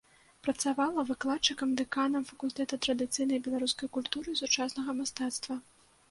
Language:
Belarusian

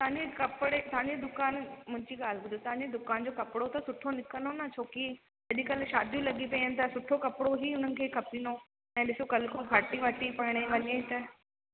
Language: Sindhi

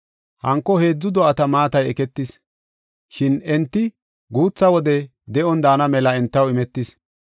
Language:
Gofa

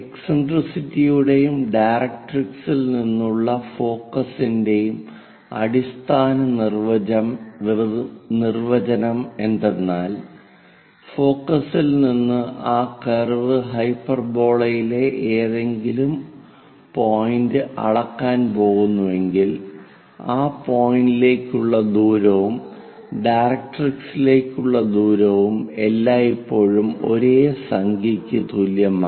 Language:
Malayalam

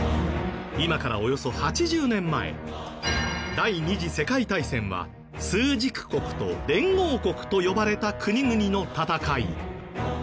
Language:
Japanese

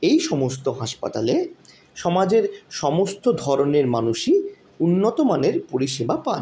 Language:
Bangla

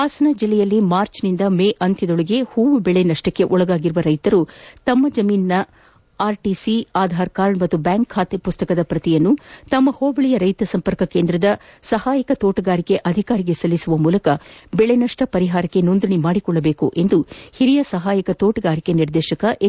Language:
Kannada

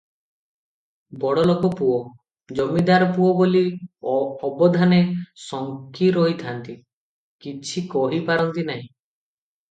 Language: Odia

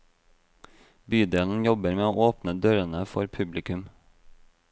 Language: Norwegian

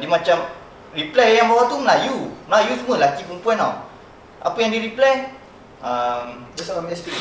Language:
Malay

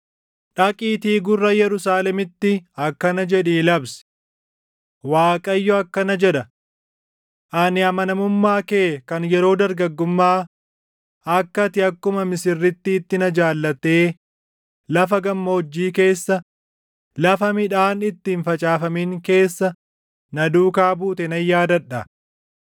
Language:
Oromo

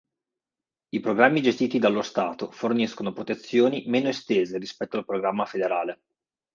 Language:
Italian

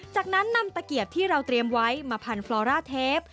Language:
Thai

